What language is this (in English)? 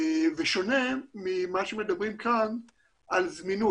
Hebrew